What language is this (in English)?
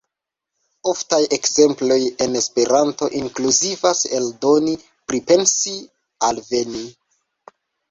Esperanto